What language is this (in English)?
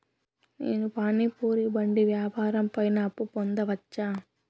Telugu